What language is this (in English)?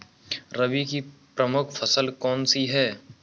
Hindi